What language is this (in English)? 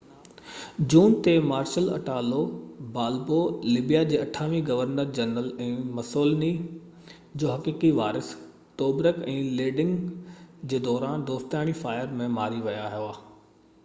Sindhi